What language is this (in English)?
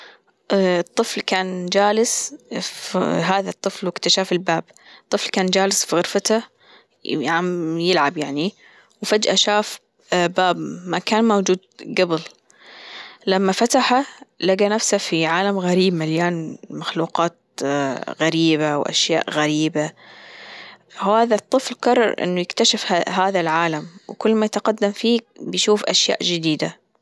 Gulf Arabic